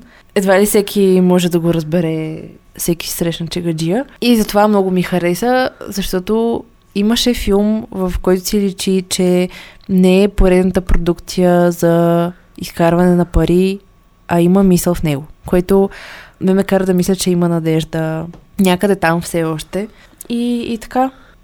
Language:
Bulgarian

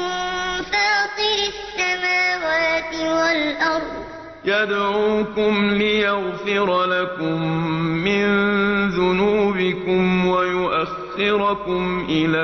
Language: Arabic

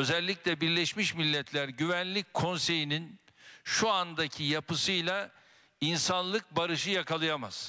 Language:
Turkish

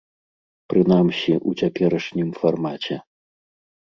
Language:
Belarusian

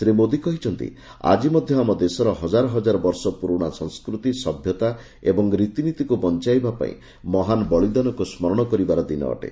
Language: Odia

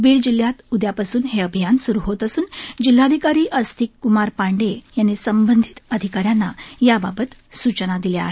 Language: Marathi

